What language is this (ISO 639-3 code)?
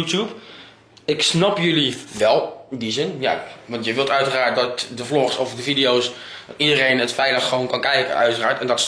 nld